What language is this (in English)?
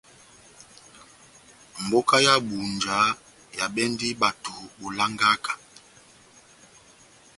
Batanga